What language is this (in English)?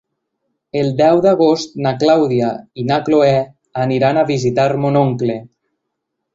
Catalan